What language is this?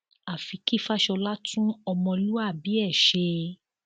Yoruba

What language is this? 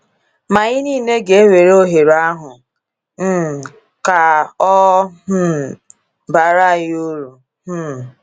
Igbo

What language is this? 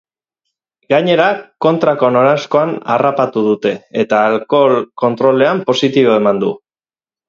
Basque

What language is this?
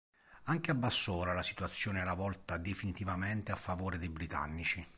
Italian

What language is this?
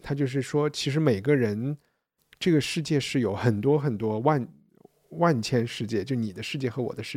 Chinese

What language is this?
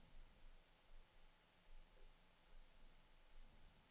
Swedish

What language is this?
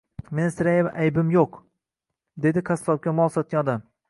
Uzbek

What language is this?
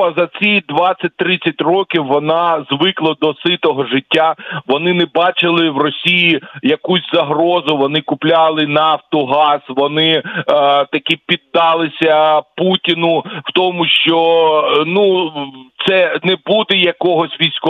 Ukrainian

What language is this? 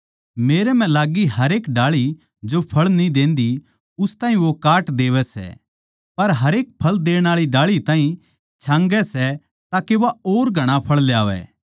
Haryanvi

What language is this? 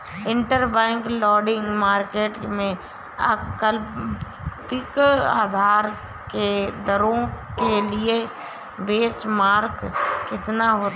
Hindi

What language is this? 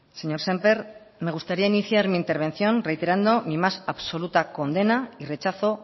Spanish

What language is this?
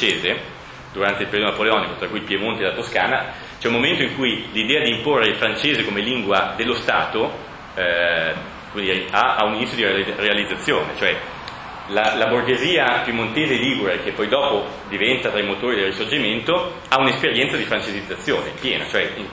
Italian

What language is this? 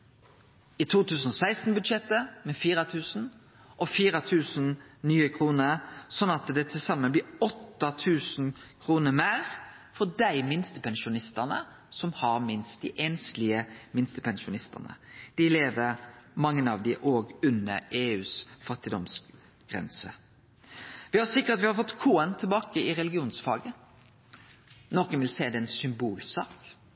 Norwegian Nynorsk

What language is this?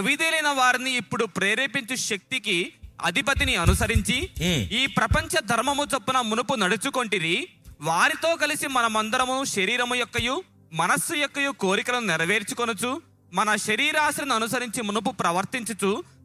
Telugu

